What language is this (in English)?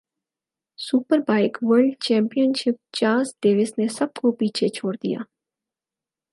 Urdu